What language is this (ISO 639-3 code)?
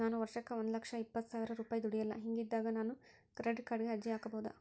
kan